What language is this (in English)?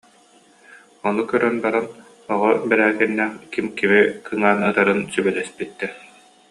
Yakut